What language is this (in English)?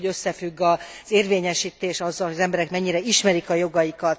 Hungarian